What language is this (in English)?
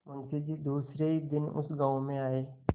Hindi